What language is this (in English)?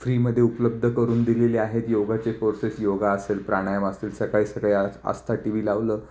Marathi